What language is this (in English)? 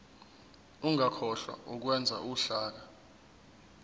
Zulu